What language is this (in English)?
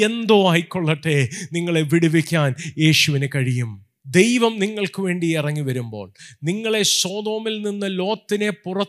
Malayalam